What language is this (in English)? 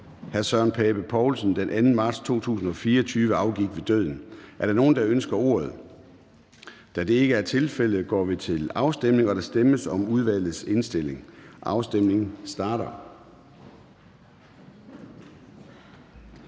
Danish